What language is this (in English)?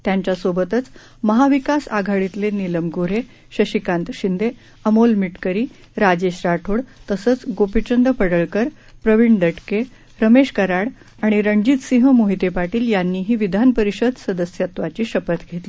Marathi